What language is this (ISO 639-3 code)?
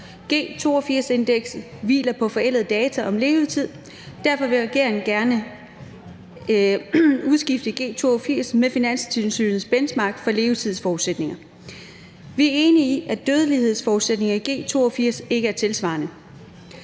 dan